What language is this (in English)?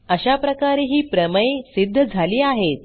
Marathi